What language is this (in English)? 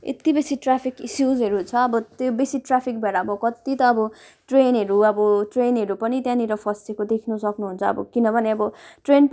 Nepali